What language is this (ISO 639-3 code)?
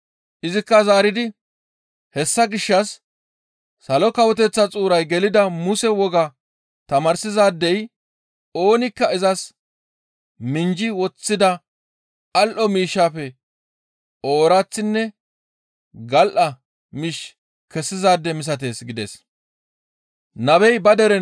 gmv